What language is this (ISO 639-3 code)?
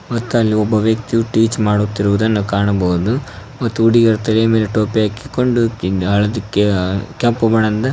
kan